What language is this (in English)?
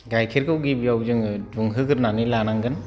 Bodo